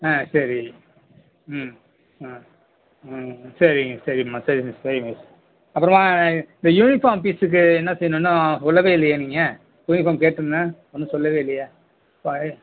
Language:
Tamil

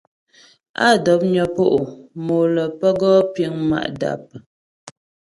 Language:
Ghomala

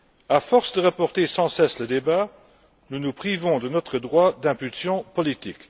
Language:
French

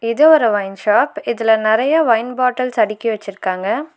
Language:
Tamil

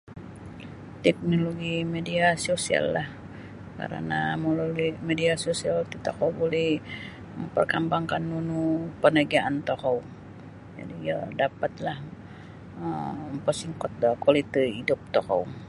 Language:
Sabah Bisaya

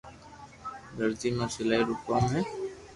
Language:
Loarki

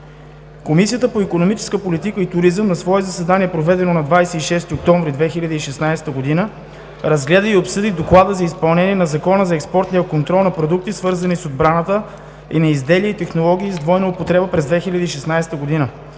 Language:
Bulgarian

